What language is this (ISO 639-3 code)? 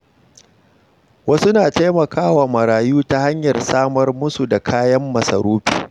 hau